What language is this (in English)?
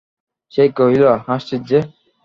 Bangla